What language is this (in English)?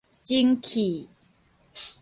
Min Nan Chinese